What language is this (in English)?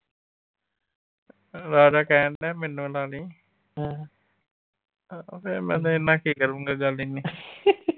Punjabi